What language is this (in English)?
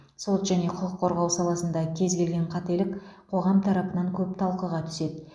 Kazakh